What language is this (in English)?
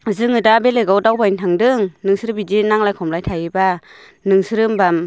Bodo